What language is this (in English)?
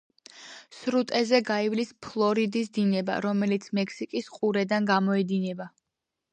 Georgian